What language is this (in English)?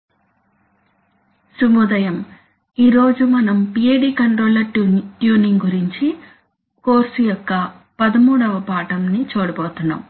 Telugu